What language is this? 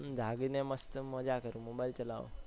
Gujarati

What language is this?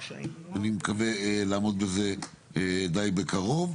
Hebrew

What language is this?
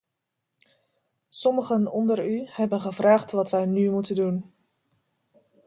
Dutch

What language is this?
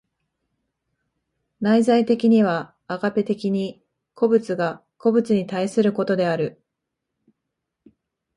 Japanese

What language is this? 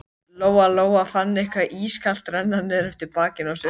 Icelandic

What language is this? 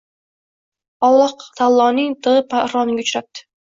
Uzbek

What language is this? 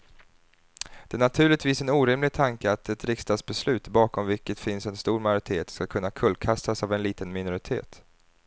Swedish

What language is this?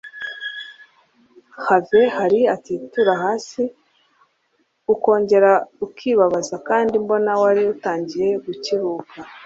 Kinyarwanda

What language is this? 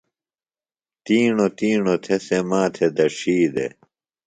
Phalura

